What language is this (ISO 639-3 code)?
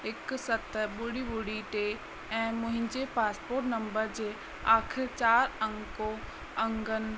snd